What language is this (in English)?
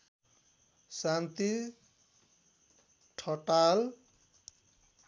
Nepali